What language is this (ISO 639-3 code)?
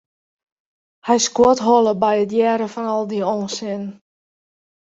fry